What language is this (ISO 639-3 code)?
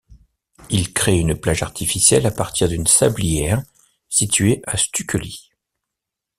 fra